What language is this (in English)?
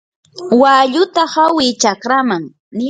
Yanahuanca Pasco Quechua